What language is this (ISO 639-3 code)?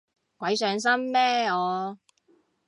yue